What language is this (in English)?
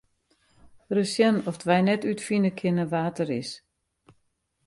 Western Frisian